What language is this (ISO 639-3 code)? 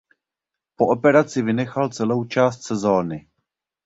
ces